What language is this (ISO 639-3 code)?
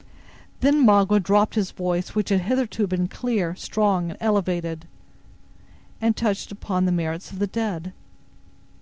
eng